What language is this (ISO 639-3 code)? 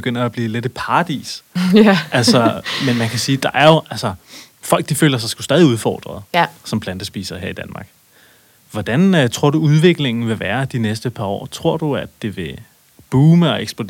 dan